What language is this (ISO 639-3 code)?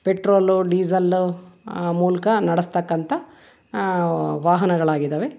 kan